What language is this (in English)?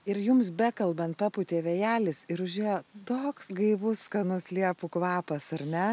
Lithuanian